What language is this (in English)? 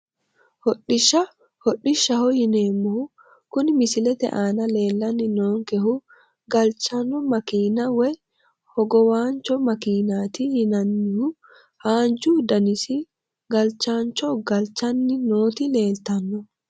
Sidamo